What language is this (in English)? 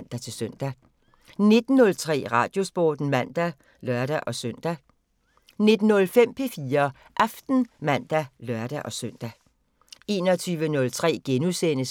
Danish